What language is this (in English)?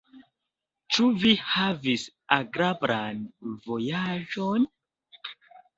Esperanto